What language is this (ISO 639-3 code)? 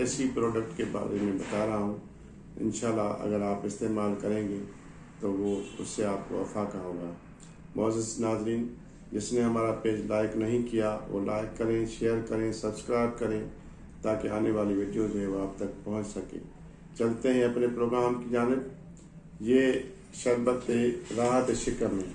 hin